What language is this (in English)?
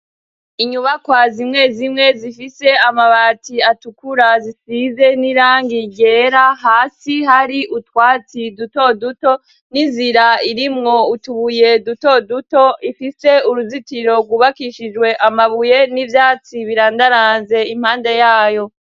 Rundi